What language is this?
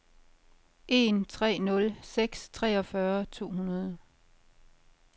Danish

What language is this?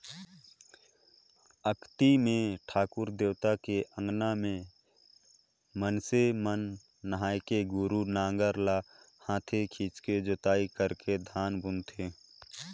Chhattisgarhi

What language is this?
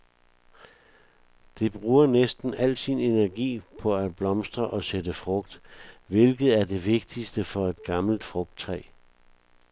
Danish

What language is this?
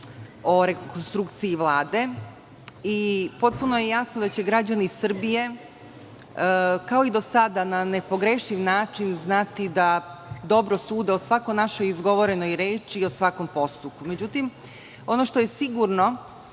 Serbian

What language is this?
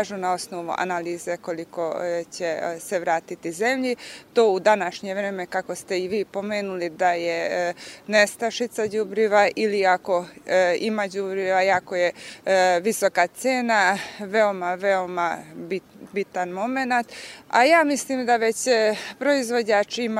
Croatian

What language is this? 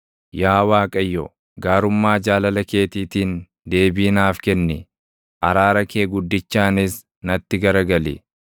Oromo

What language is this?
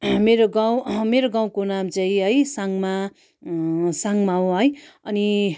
Nepali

